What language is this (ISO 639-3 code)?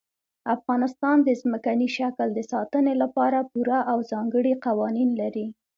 pus